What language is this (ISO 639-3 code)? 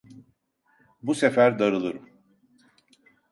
tur